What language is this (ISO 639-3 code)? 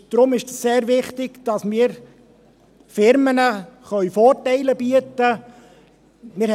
gsw